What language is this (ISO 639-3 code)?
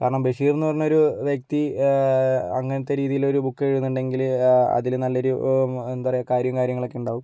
mal